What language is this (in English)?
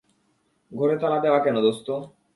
Bangla